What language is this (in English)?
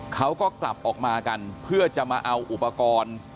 Thai